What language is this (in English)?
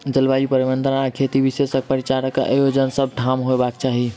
Maithili